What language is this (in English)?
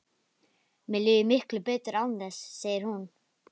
Icelandic